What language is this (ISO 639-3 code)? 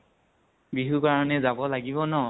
asm